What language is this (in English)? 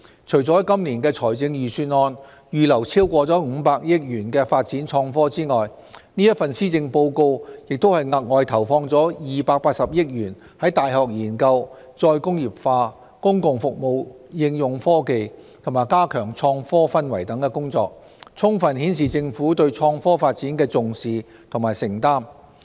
Cantonese